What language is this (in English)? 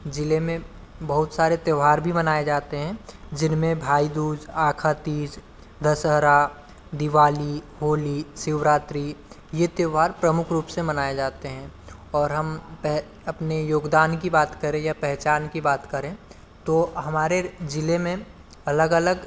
Hindi